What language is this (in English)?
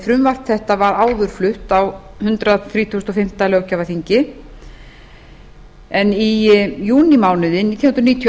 Icelandic